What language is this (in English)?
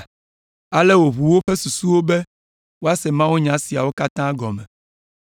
Ewe